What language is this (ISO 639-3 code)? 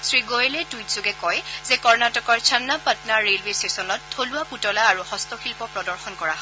asm